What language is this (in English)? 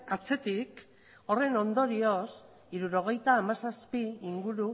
Basque